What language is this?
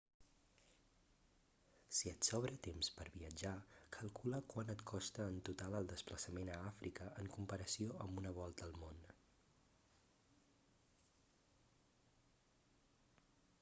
Catalan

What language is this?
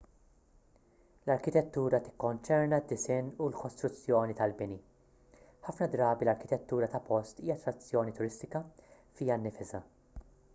Maltese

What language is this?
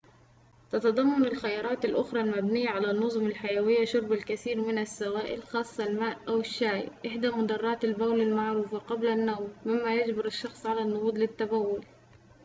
Arabic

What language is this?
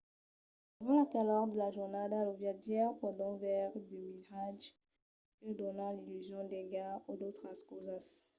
Occitan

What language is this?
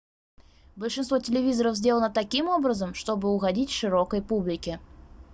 Russian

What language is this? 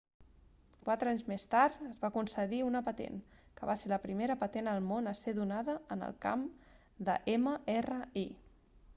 Catalan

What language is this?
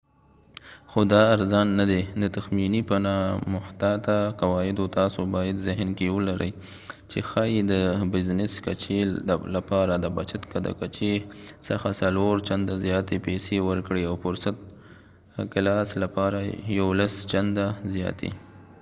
Pashto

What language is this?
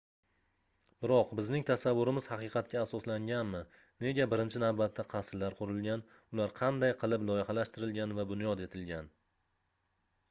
Uzbek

